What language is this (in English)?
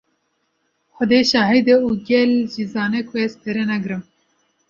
Kurdish